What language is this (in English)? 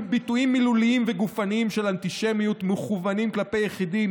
Hebrew